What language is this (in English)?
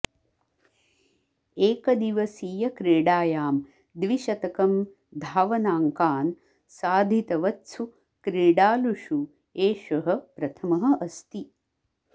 Sanskrit